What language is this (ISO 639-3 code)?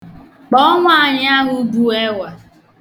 ibo